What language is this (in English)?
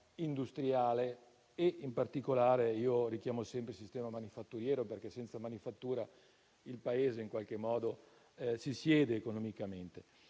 Italian